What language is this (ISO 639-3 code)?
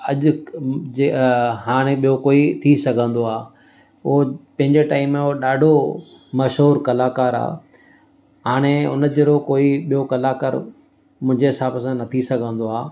snd